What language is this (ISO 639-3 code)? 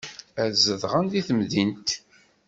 kab